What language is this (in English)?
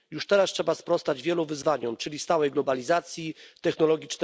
Polish